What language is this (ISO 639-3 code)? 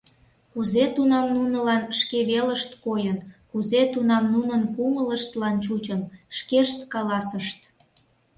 chm